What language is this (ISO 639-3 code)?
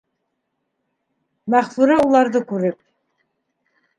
bak